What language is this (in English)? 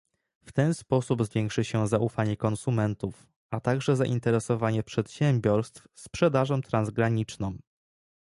Polish